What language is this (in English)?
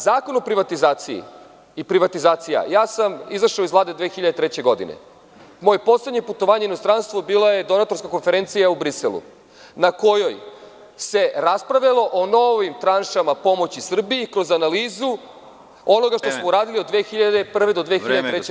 Serbian